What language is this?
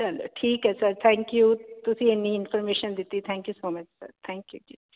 Punjabi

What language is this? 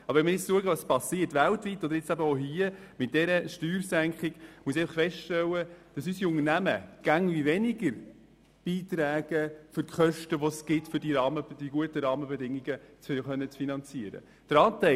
Swiss German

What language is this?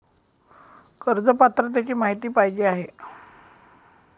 Marathi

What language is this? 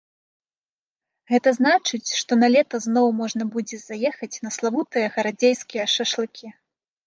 Belarusian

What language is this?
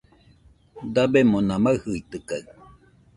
Nüpode Huitoto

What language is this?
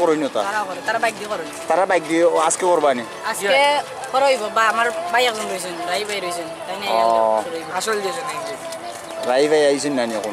Polish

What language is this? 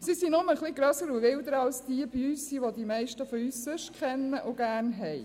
Swiss German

